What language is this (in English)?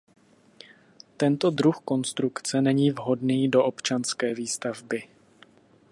Czech